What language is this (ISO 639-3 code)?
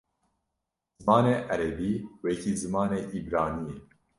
kur